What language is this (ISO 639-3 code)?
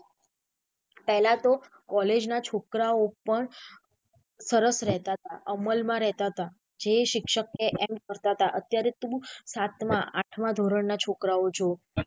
guj